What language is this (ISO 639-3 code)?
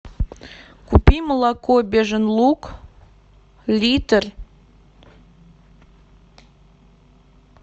rus